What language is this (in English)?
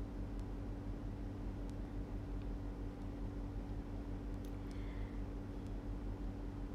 Indonesian